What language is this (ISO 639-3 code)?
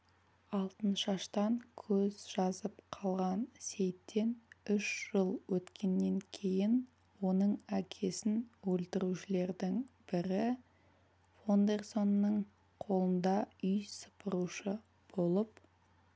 kaz